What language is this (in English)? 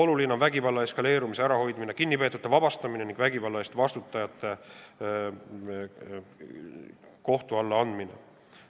Estonian